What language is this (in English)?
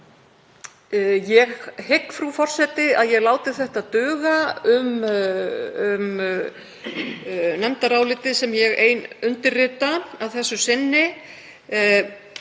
Icelandic